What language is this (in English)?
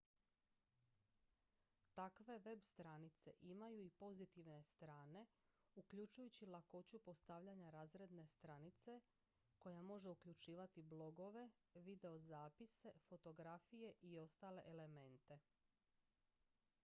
Croatian